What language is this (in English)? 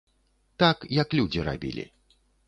Belarusian